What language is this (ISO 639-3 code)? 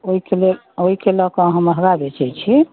mai